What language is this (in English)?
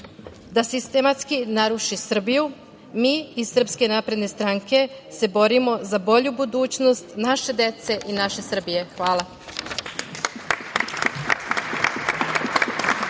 Serbian